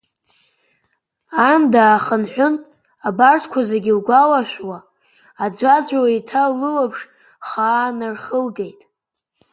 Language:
Abkhazian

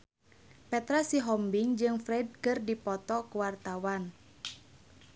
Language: Sundanese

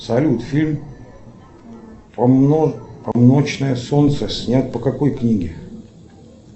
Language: Russian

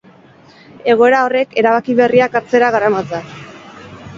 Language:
Basque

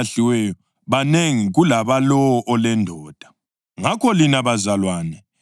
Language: North Ndebele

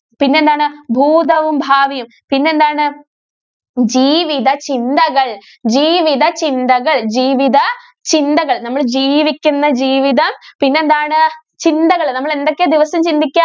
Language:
Malayalam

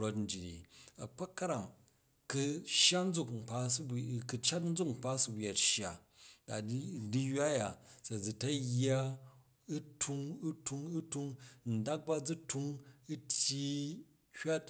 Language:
Jju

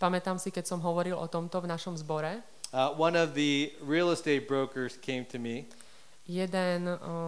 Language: Slovak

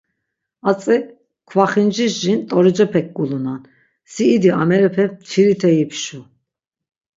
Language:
Laz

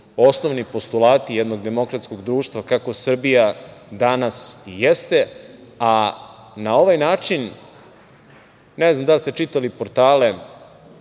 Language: Serbian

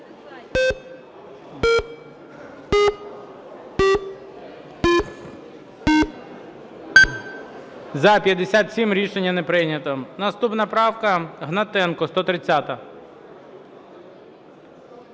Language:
Ukrainian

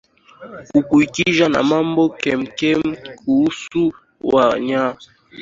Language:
Swahili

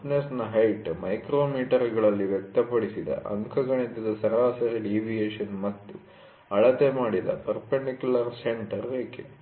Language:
Kannada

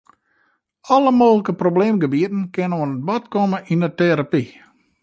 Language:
Western Frisian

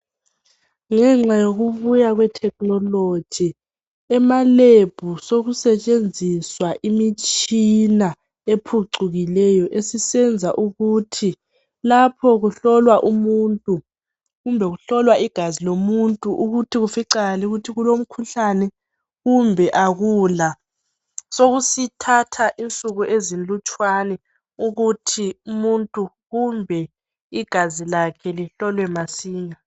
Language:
North Ndebele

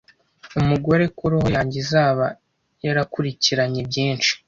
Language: Kinyarwanda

